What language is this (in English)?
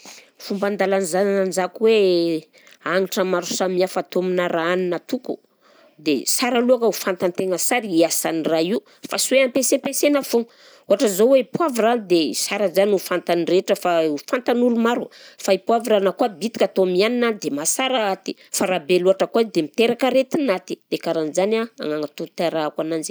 Southern Betsimisaraka Malagasy